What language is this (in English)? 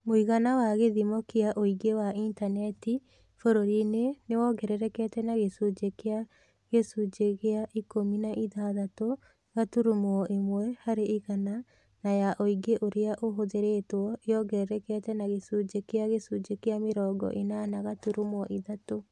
Kikuyu